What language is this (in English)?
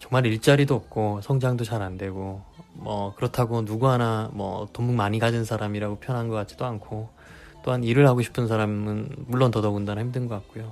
Korean